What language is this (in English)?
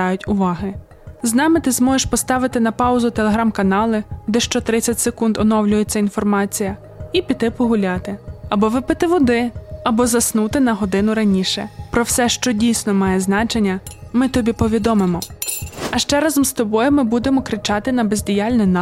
Ukrainian